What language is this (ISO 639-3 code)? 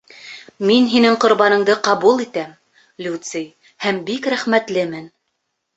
bak